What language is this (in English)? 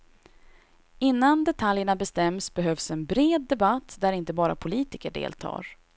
Swedish